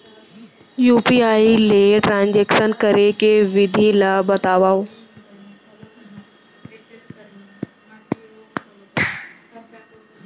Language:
Chhattisgarhi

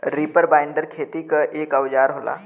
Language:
Bhojpuri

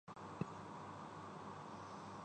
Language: Urdu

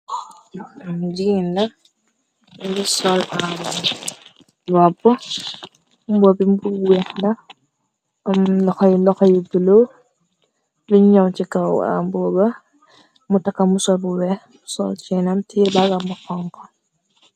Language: Wolof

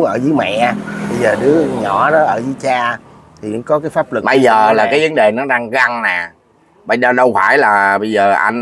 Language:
Vietnamese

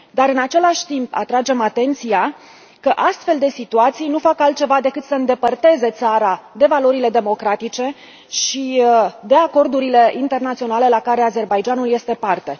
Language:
Romanian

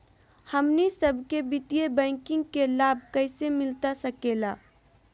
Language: Magahi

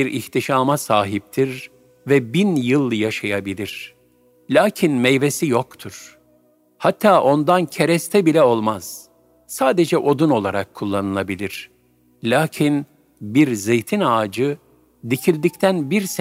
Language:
Turkish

